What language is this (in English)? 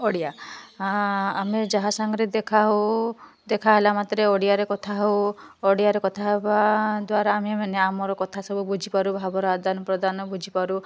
Odia